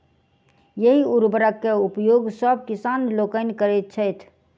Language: Maithili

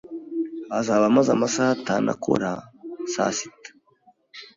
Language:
Kinyarwanda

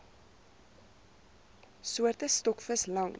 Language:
Afrikaans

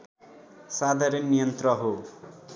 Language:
Nepali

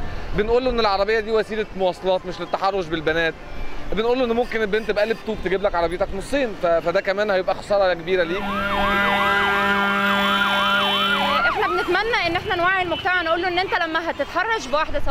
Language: Arabic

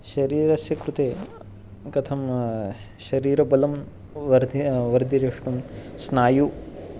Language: Sanskrit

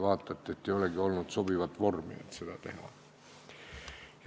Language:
Estonian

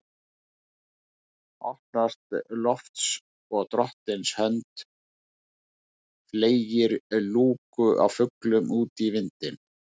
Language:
Icelandic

